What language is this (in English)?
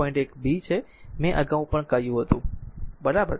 Gujarati